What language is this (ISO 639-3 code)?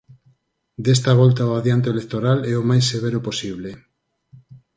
glg